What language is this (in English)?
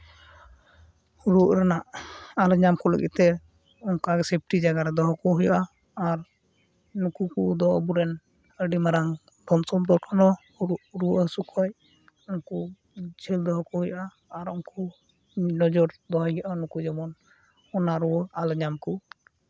Santali